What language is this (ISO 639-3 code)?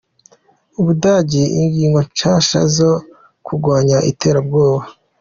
kin